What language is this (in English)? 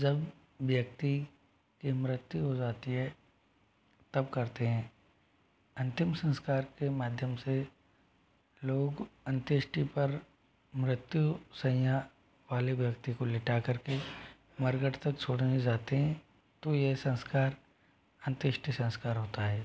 Hindi